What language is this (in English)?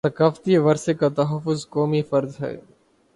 Urdu